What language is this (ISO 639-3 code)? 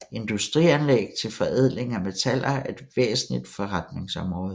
dan